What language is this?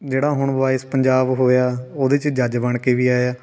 Punjabi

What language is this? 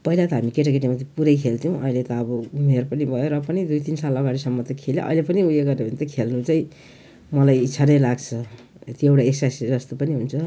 Nepali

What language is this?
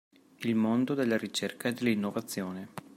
Italian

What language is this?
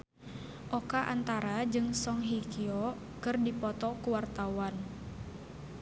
Sundanese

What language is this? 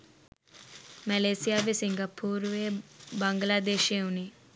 Sinhala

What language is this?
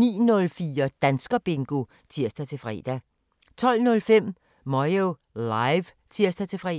Danish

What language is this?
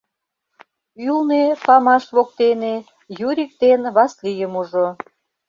Mari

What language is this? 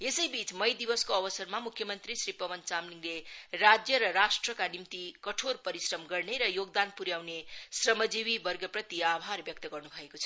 Nepali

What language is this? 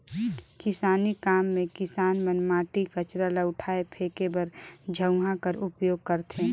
Chhattisgarhi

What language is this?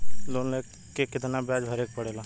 Bhojpuri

